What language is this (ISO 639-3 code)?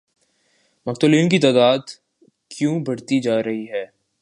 urd